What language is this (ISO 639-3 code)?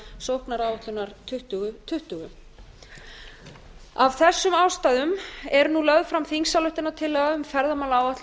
isl